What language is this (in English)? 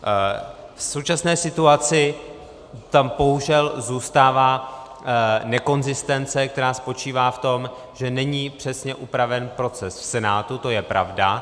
Czech